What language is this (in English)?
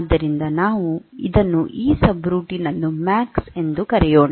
Kannada